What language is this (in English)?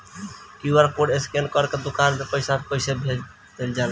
Bhojpuri